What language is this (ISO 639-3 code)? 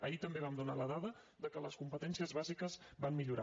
cat